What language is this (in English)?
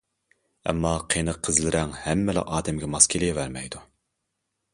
Uyghur